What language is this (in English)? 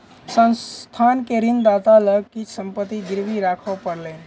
Maithili